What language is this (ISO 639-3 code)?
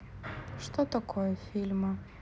rus